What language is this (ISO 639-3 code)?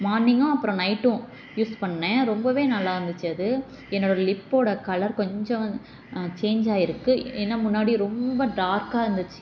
tam